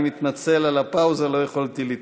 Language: Hebrew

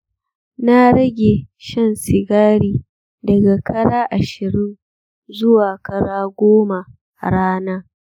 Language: Hausa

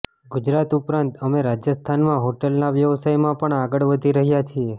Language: Gujarati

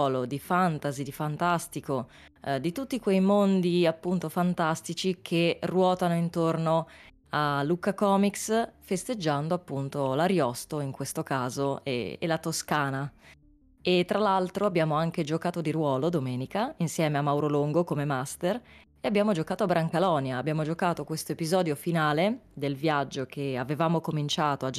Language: Italian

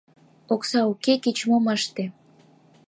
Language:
Mari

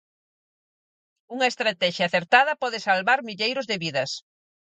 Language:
Galician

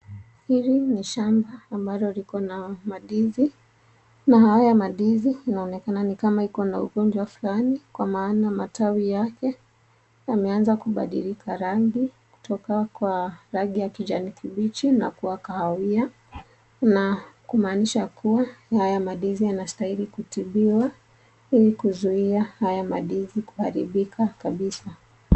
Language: Swahili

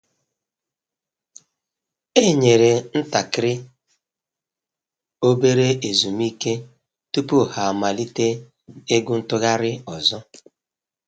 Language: Igbo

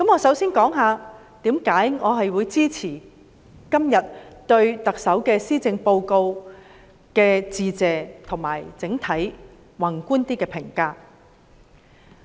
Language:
Cantonese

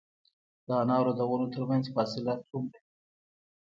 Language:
Pashto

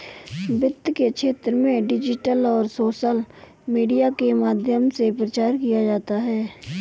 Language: Hindi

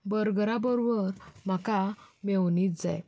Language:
Konkani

